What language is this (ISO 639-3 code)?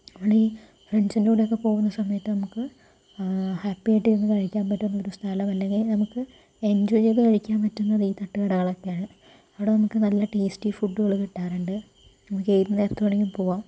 mal